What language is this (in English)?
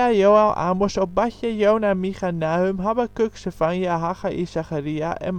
Dutch